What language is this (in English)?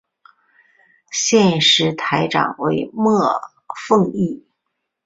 Chinese